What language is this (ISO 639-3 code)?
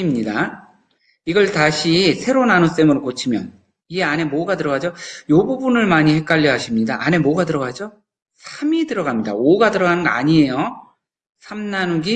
kor